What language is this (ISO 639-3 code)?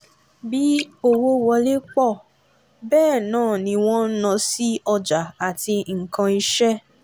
yor